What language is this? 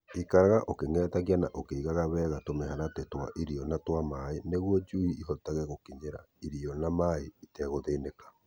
Kikuyu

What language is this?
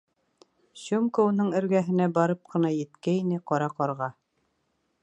Bashkir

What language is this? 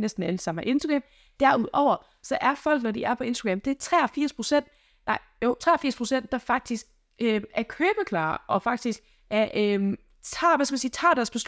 Danish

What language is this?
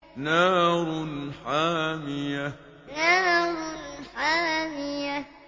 Arabic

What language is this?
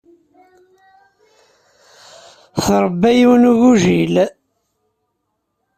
Kabyle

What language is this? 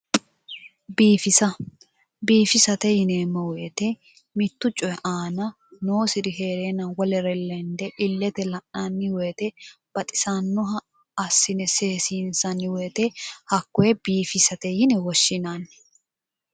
Sidamo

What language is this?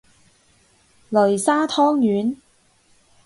Cantonese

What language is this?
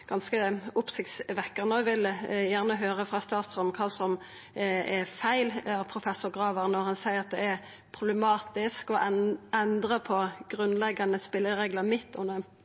Norwegian Nynorsk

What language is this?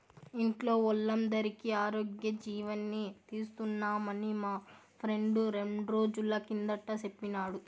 Telugu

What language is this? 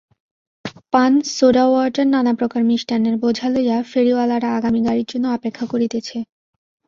Bangla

